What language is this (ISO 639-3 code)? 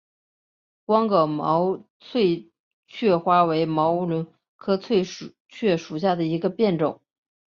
zho